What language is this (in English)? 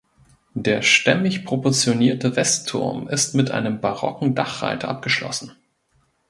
German